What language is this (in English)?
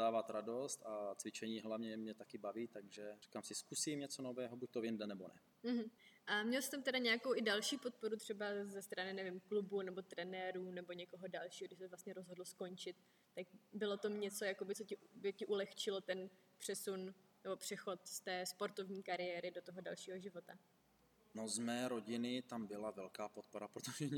Czech